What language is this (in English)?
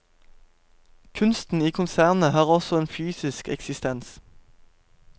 Norwegian